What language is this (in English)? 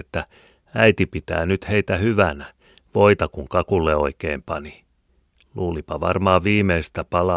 Finnish